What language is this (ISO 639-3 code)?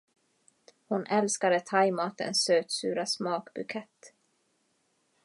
swe